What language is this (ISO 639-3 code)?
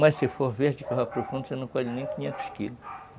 por